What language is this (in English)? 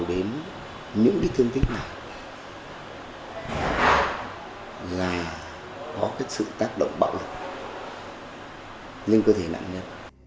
Vietnamese